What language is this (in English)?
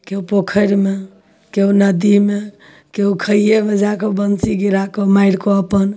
Maithili